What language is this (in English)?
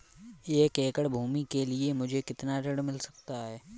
Hindi